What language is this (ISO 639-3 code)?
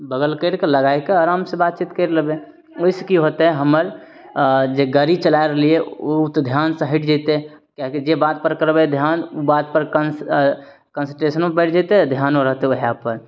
mai